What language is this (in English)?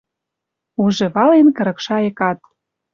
Western Mari